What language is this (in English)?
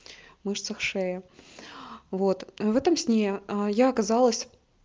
Russian